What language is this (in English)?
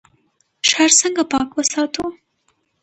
Pashto